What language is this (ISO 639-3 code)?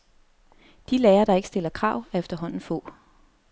dan